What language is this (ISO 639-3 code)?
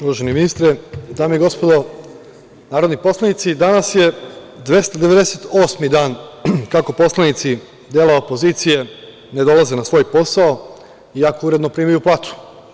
srp